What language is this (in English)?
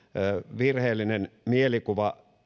Finnish